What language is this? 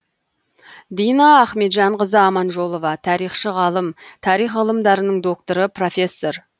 Kazakh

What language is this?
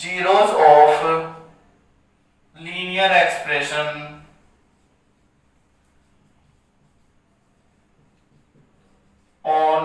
Hindi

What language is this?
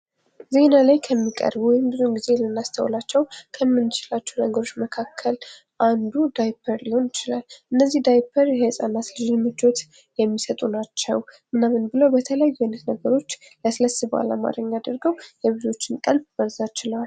Amharic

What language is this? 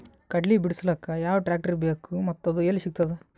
Kannada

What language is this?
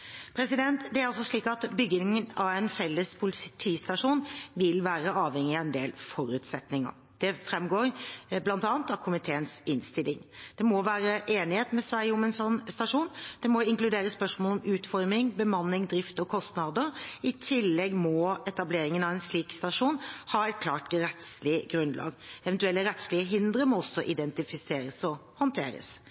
Norwegian Bokmål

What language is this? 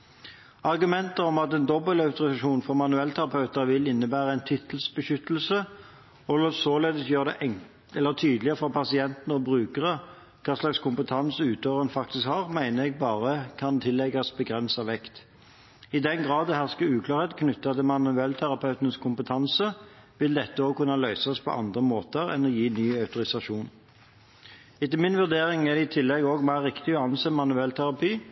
Norwegian Bokmål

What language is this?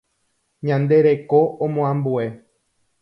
Guarani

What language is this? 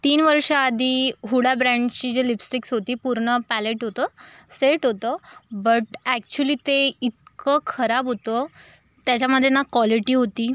Marathi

